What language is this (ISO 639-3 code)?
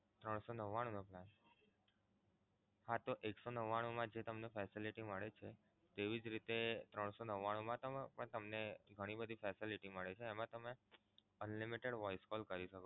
guj